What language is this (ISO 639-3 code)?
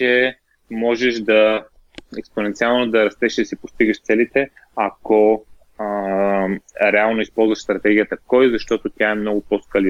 bul